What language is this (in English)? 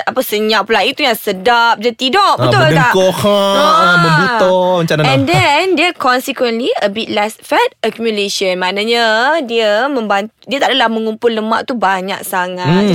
Malay